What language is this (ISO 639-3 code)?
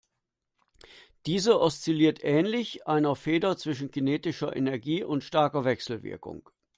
deu